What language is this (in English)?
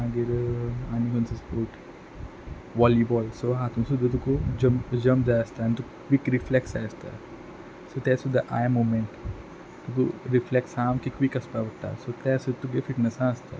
Konkani